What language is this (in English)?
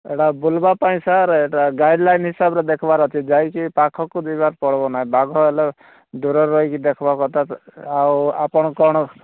Odia